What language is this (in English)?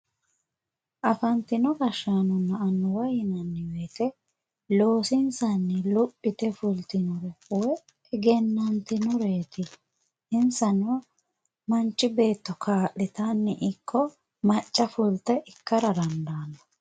Sidamo